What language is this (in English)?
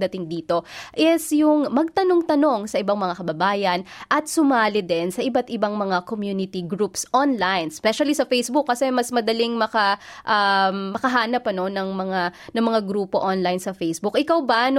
Filipino